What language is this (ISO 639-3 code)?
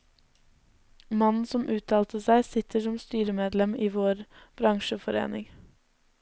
nor